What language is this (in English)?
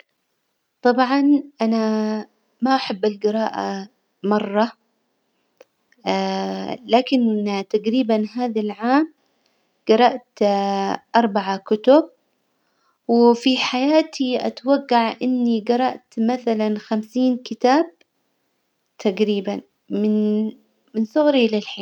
Hijazi Arabic